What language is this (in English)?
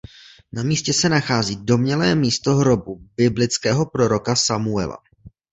Czech